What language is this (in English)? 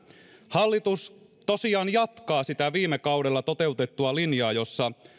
Finnish